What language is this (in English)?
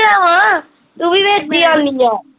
Punjabi